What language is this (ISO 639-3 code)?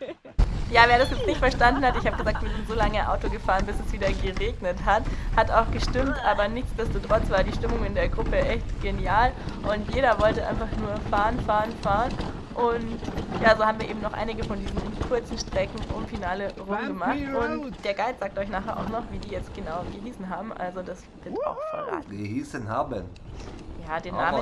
deu